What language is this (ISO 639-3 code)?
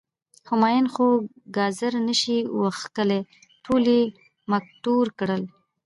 pus